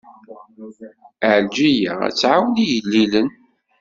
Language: Kabyle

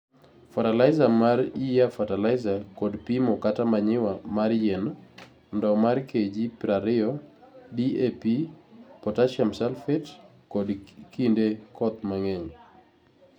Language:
Luo (Kenya and Tanzania)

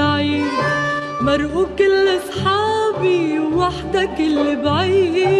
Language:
Arabic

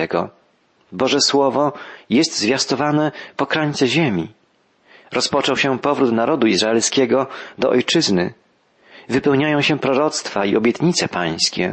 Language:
Polish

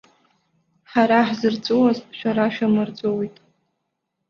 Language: Abkhazian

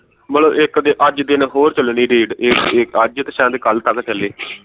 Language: Punjabi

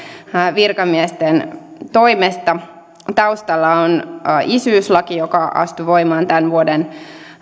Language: Finnish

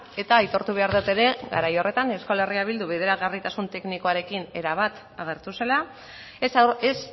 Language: Basque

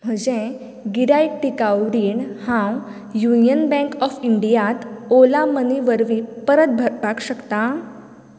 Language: Konkani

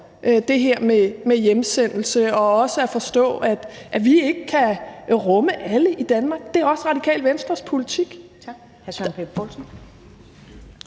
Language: Danish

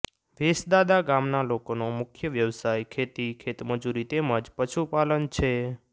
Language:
Gujarati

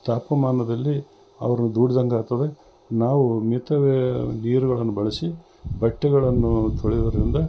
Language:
Kannada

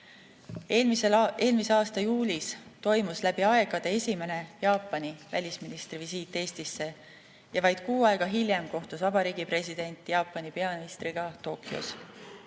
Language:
Estonian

